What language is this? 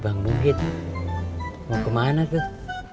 Indonesian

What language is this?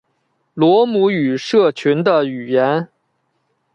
Chinese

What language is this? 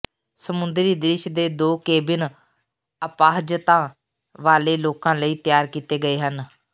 Punjabi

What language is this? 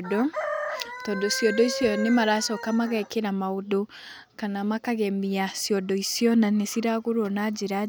Kikuyu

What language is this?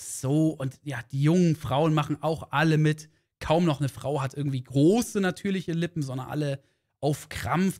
German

